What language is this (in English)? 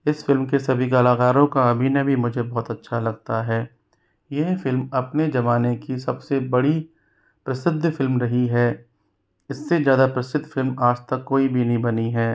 Hindi